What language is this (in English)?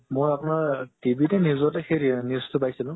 Assamese